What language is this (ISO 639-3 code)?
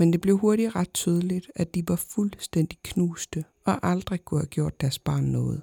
dan